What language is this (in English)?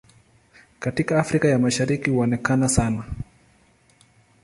Swahili